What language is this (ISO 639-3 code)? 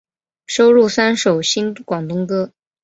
zho